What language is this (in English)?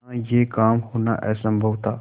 Hindi